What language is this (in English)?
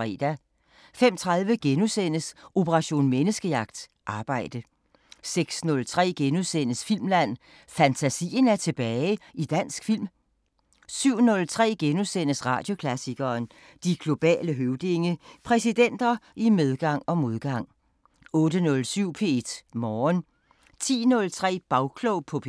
Danish